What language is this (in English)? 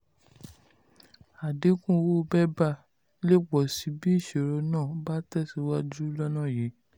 Yoruba